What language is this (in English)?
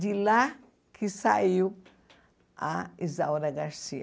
Portuguese